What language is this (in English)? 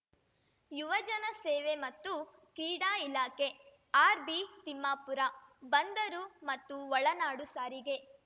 Kannada